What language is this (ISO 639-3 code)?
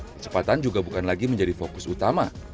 ind